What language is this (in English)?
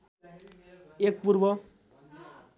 Nepali